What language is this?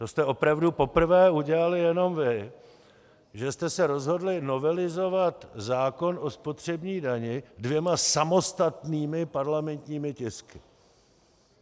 Czech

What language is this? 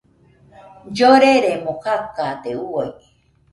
Nüpode Huitoto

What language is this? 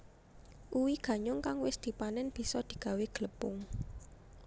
Javanese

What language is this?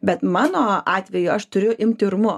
Lithuanian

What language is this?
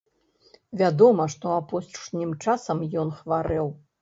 Belarusian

